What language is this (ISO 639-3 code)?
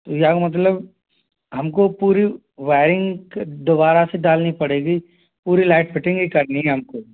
hin